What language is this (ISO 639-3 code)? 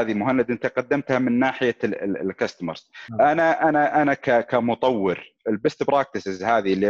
ara